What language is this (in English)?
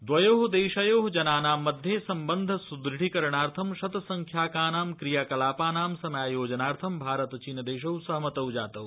Sanskrit